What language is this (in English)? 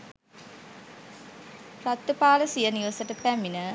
Sinhala